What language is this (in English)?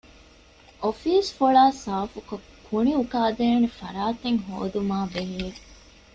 Divehi